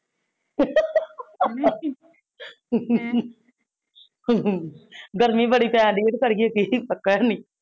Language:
Punjabi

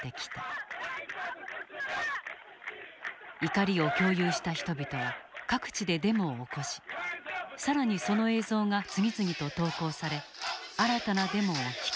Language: Japanese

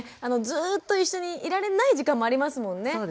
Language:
Japanese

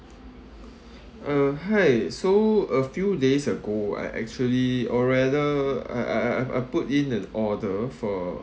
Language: English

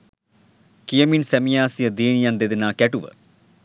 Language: Sinhala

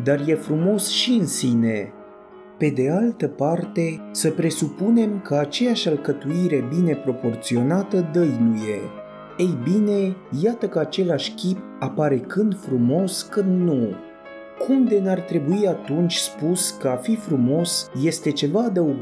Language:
Romanian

